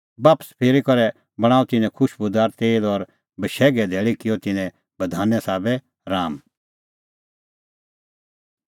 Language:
Kullu Pahari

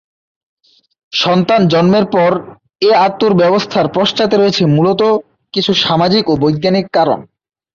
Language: Bangla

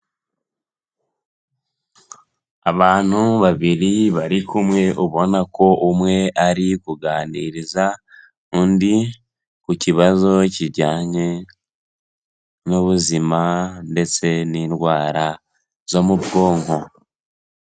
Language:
Kinyarwanda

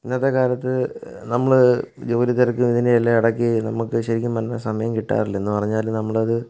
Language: Malayalam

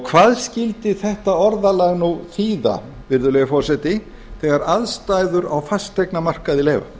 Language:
Icelandic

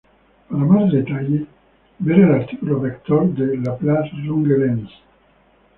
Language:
Spanish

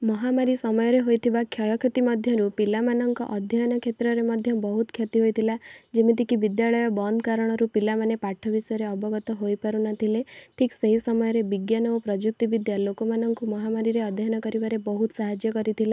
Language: Odia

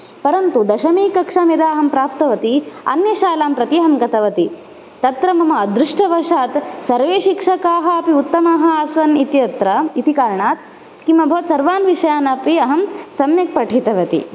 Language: Sanskrit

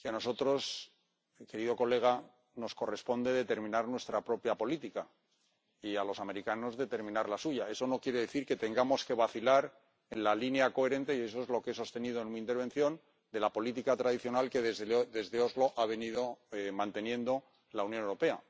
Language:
Spanish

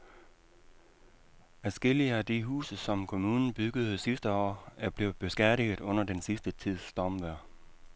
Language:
Danish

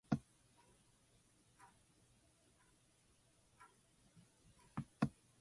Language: English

